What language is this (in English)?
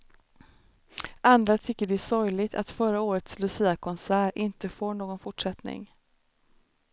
Swedish